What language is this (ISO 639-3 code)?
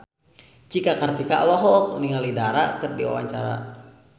sun